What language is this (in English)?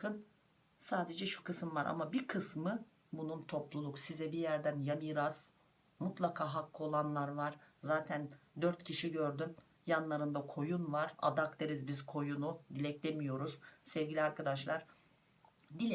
Turkish